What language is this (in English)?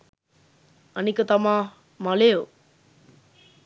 Sinhala